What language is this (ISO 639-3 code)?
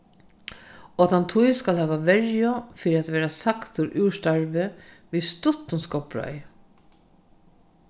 fao